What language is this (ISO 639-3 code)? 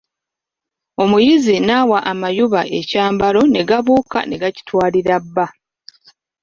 lug